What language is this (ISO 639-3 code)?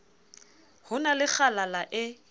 sot